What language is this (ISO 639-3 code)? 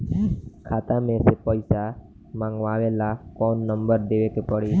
bho